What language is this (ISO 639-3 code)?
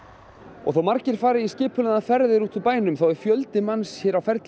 isl